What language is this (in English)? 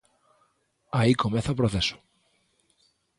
Galician